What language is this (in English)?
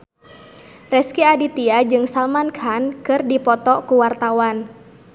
Sundanese